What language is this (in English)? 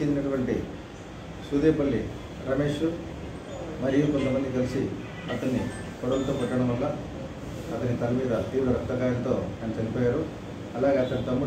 Telugu